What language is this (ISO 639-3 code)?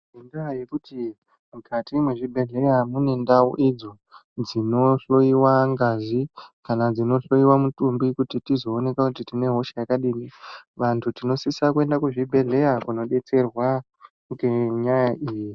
ndc